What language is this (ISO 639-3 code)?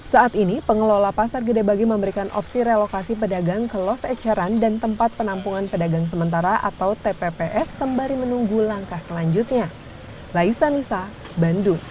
ind